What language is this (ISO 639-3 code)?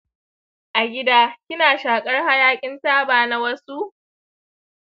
hau